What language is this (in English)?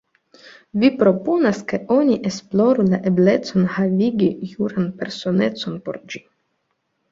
Esperanto